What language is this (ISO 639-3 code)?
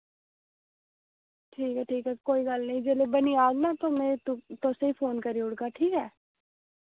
doi